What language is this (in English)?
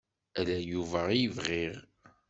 Kabyle